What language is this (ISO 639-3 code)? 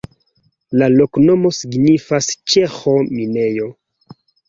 epo